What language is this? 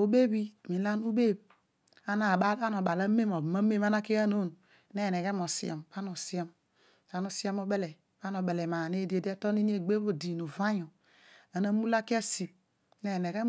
Odual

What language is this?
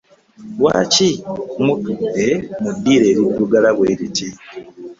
Ganda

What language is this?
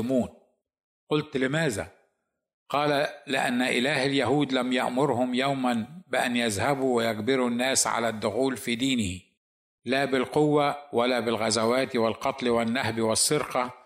Arabic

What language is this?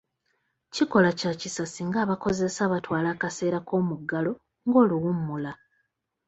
Ganda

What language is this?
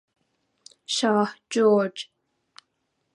Persian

